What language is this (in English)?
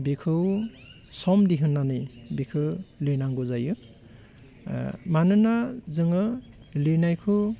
Bodo